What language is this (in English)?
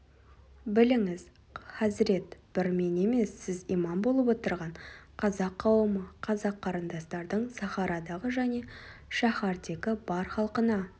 Kazakh